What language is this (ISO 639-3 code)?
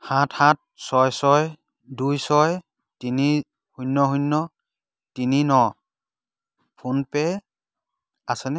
asm